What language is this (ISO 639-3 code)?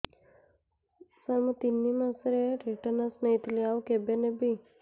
ori